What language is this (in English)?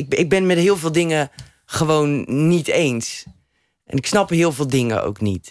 Dutch